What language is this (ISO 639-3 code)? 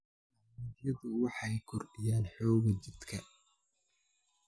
som